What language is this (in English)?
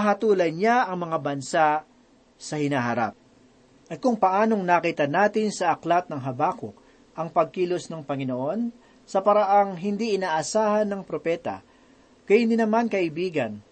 Filipino